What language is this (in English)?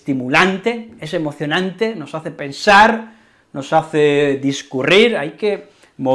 Spanish